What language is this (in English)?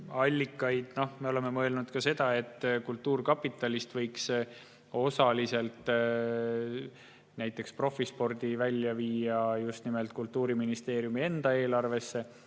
Estonian